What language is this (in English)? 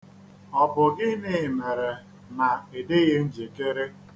Igbo